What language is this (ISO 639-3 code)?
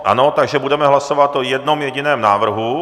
ces